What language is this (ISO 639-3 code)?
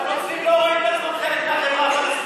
heb